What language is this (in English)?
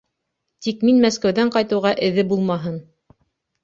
Bashkir